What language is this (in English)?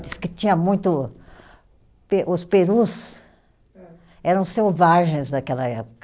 Portuguese